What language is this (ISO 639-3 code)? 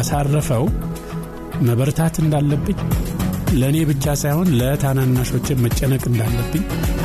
amh